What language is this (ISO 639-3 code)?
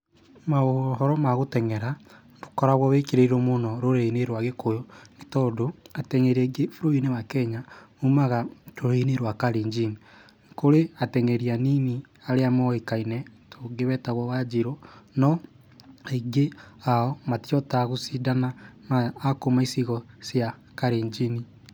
kik